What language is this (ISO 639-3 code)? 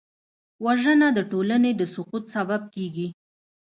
pus